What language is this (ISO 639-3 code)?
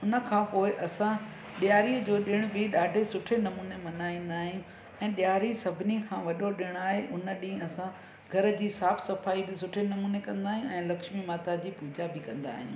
snd